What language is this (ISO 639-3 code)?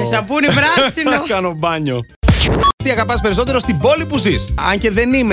ell